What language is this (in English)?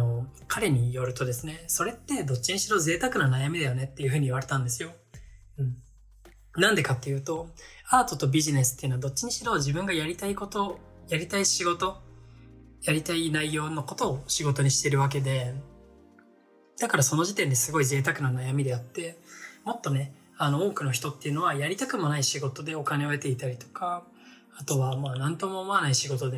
Japanese